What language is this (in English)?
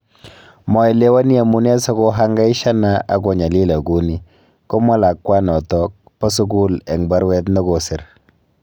Kalenjin